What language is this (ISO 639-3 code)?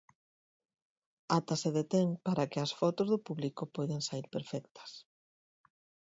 glg